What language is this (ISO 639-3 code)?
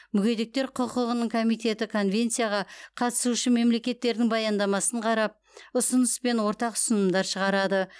kaz